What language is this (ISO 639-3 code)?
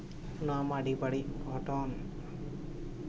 sat